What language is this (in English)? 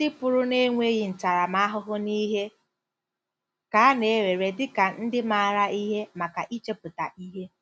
Igbo